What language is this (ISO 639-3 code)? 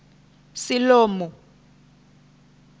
ven